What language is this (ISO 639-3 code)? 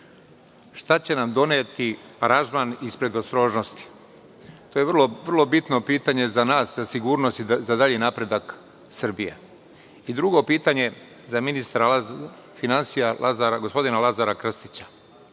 srp